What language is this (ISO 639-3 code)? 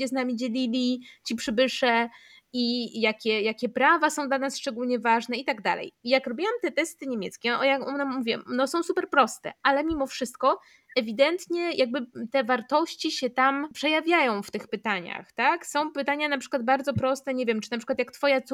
pol